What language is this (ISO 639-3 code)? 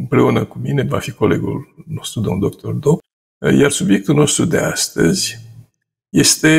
ron